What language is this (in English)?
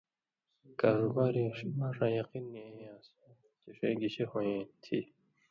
Indus Kohistani